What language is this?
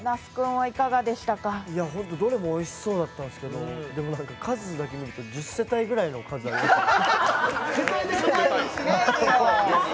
Japanese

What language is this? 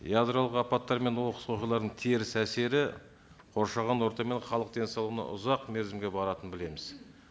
Kazakh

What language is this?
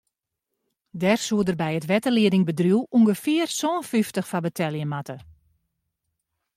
Western Frisian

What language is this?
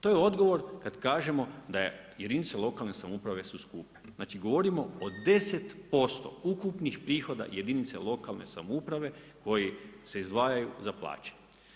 Croatian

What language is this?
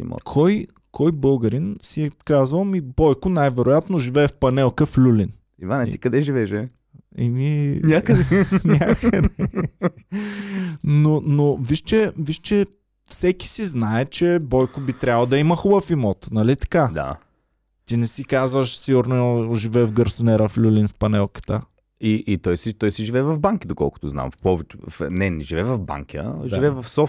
Bulgarian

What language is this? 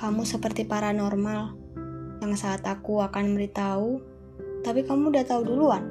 Indonesian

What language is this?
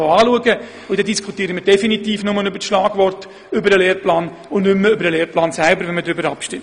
Swiss German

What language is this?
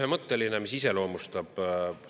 Estonian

